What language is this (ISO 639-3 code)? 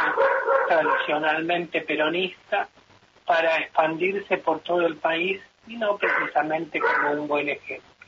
spa